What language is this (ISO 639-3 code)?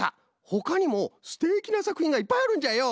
jpn